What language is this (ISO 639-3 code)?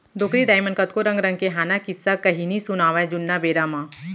hne